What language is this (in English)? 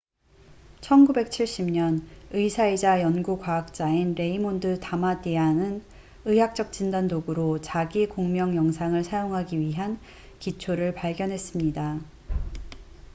Korean